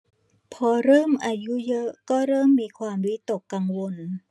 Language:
Thai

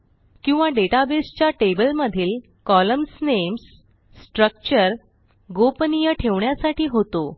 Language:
Marathi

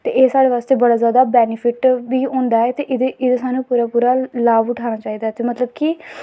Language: Dogri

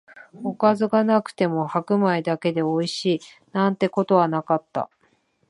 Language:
Japanese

